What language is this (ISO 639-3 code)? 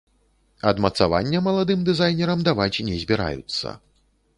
bel